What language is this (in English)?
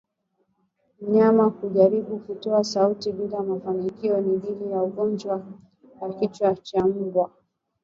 Swahili